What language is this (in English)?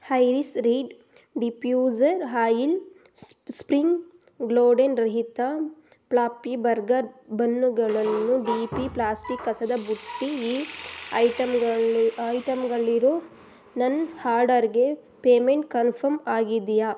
Kannada